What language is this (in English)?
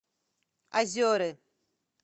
Russian